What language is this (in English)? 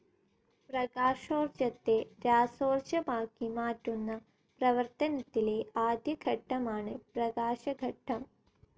Malayalam